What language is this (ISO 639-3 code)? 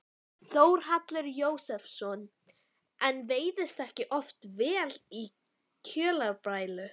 isl